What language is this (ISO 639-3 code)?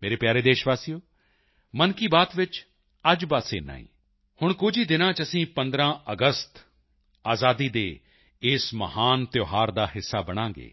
pan